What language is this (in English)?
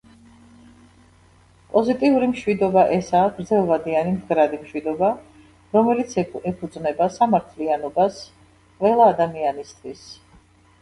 Georgian